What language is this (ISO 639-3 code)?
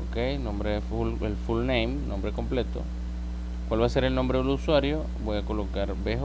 spa